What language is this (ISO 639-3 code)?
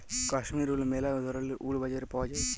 ben